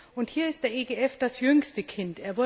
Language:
German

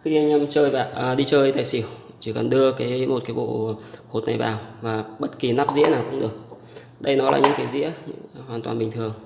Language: Vietnamese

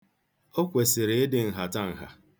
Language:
Igbo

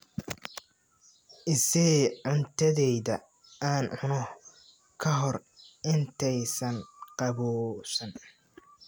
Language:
Somali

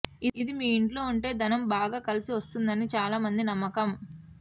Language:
Telugu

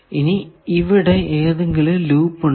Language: Malayalam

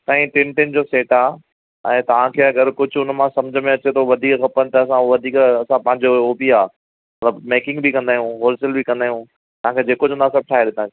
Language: Sindhi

